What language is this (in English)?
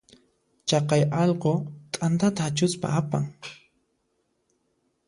Puno Quechua